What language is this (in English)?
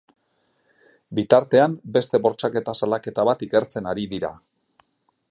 Basque